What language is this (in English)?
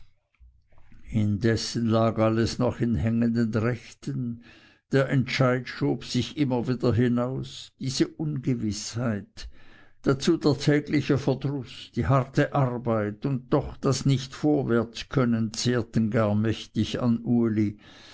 German